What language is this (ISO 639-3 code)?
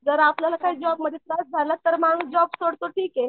mar